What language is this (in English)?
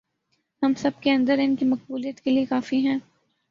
Urdu